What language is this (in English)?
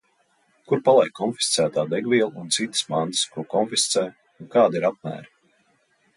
Latvian